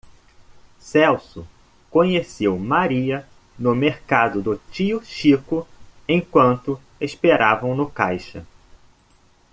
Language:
Portuguese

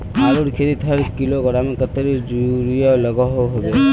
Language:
Magahi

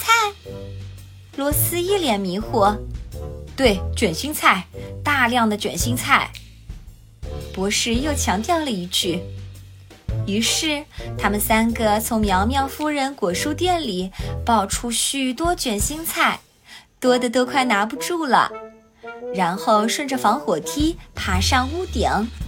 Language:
Chinese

